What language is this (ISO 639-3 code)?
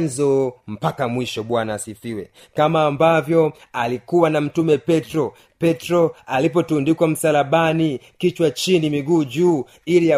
swa